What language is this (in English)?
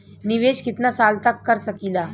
Bhojpuri